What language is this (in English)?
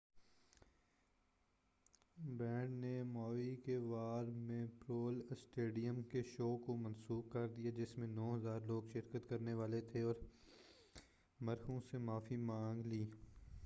Urdu